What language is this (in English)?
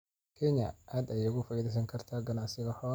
Somali